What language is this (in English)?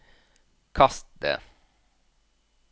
Norwegian